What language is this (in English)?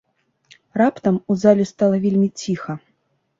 Belarusian